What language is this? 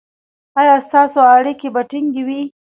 Pashto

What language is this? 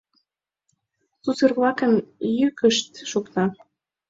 Mari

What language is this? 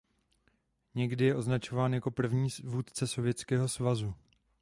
Czech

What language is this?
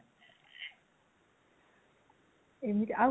Odia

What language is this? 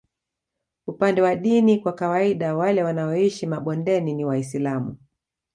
Swahili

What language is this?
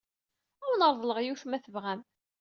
Kabyle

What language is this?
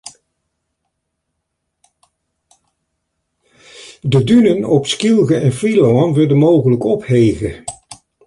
Western Frisian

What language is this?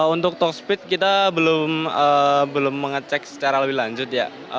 Indonesian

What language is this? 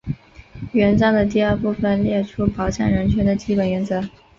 Chinese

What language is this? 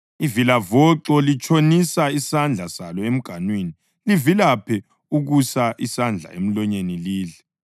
North Ndebele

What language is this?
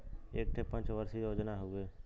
Bhojpuri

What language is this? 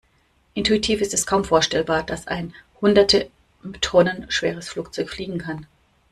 German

